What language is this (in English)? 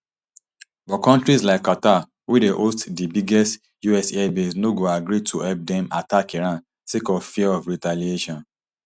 Nigerian Pidgin